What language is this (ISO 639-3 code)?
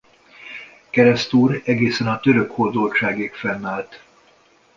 hun